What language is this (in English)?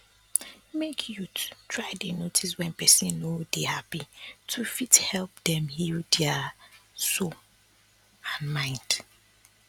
Nigerian Pidgin